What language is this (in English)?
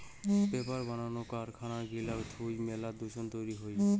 Bangla